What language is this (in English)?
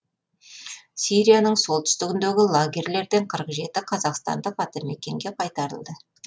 Kazakh